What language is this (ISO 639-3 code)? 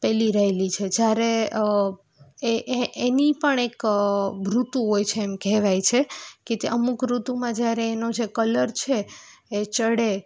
guj